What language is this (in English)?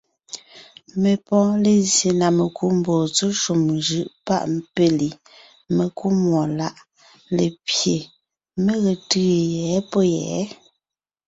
Ngiemboon